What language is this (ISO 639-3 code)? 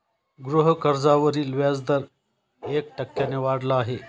mar